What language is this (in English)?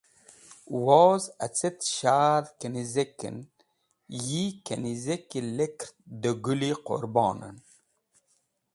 Wakhi